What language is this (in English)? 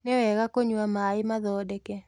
Kikuyu